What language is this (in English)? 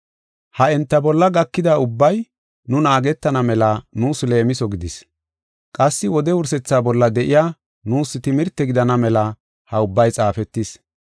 Gofa